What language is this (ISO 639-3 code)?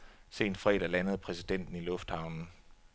dan